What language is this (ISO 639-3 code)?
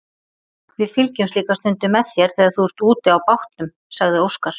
isl